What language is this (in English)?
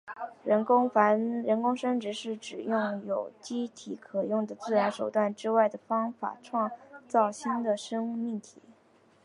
Chinese